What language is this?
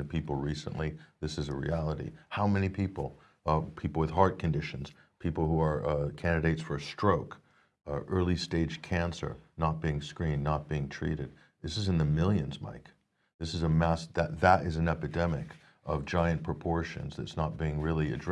English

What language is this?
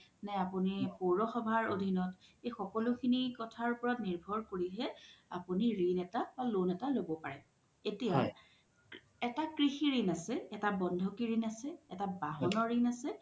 Assamese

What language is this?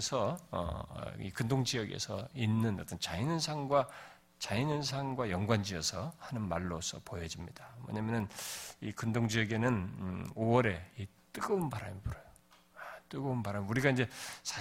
Korean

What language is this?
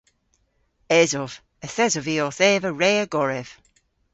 Cornish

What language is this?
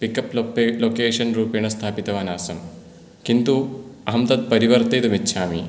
Sanskrit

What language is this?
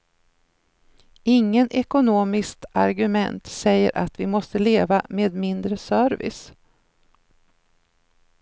Swedish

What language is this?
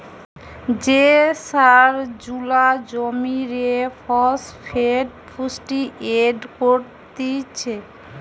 Bangla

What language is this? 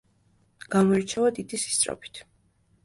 Georgian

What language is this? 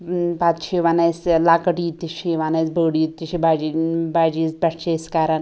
Kashmiri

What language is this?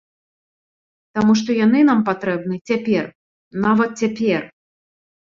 Belarusian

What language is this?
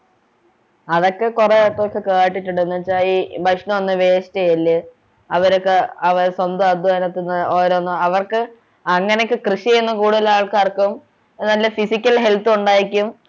Malayalam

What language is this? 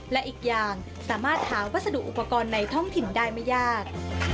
Thai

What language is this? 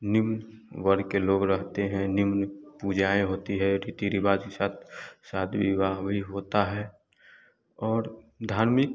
Hindi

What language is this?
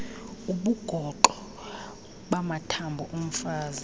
Xhosa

